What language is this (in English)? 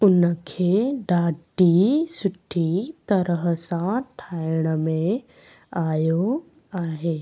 Sindhi